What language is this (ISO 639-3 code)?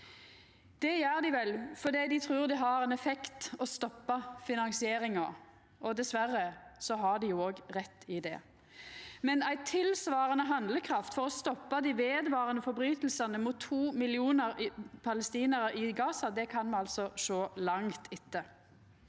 nor